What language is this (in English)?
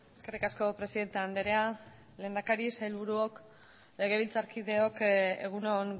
Basque